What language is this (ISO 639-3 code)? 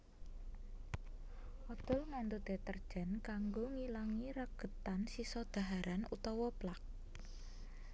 jav